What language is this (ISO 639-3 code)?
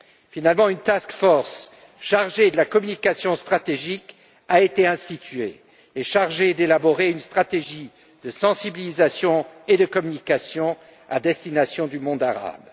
fra